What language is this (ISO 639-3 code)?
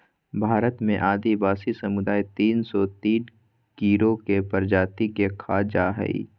mag